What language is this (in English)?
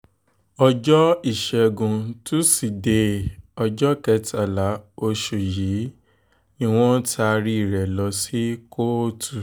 Yoruba